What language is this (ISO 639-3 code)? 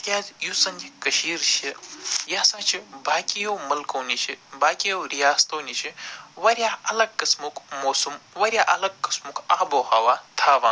kas